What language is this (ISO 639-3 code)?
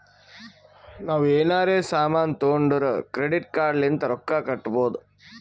kan